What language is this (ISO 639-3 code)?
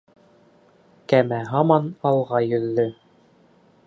bak